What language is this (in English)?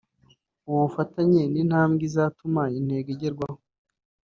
Kinyarwanda